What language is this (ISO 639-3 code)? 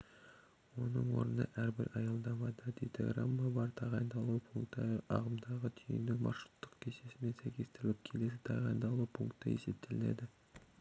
kaz